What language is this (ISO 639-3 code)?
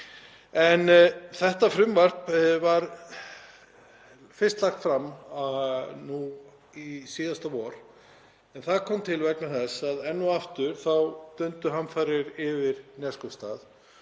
isl